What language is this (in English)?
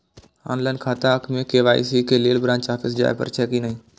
Maithili